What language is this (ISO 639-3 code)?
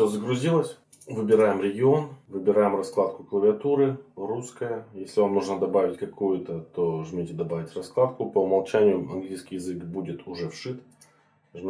rus